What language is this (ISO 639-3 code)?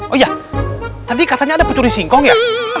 ind